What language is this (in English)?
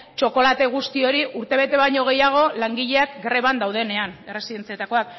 Basque